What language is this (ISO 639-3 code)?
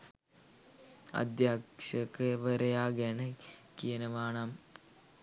sin